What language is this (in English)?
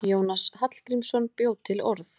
Icelandic